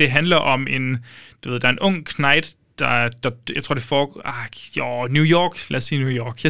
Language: Danish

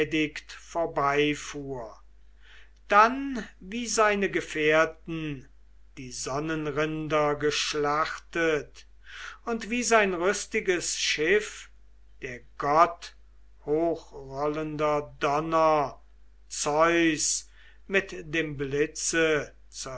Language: German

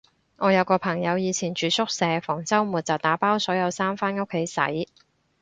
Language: Cantonese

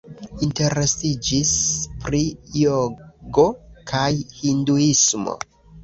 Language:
Esperanto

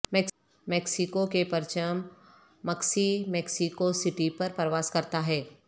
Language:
Urdu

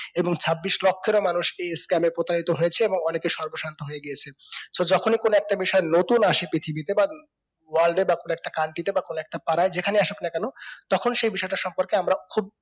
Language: Bangla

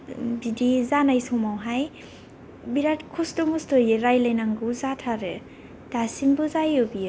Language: Bodo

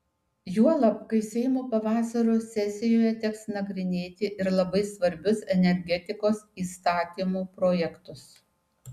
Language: Lithuanian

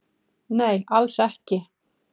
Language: Icelandic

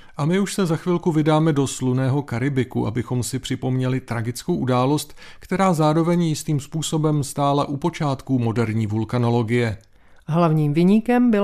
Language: Czech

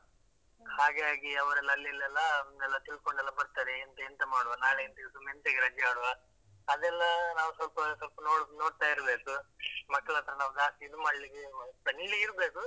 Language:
Kannada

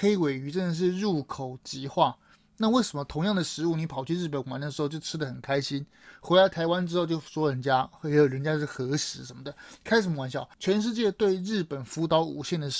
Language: Chinese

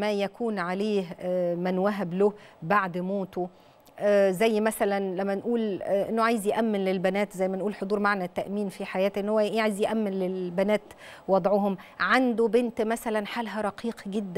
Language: Arabic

